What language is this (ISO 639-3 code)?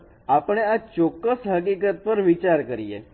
guj